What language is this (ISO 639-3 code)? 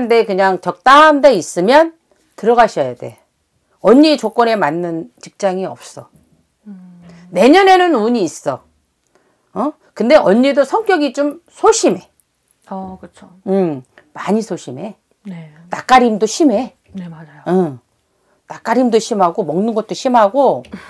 kor